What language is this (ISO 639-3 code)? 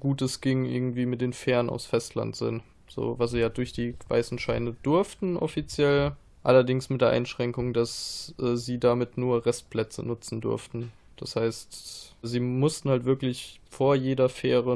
deu